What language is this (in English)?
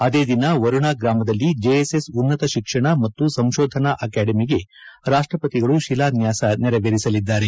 Kannada